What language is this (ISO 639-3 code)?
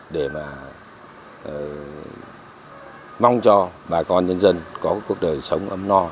vie